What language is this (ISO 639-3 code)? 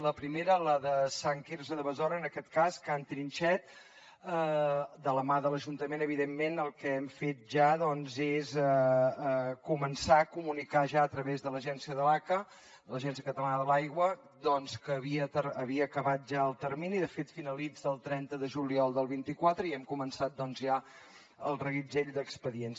cat